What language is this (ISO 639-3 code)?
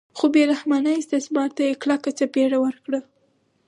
pus